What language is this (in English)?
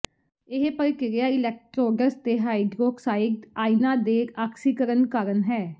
Punjabi